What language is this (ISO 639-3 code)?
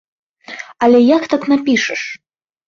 bel